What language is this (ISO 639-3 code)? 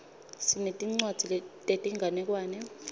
ssw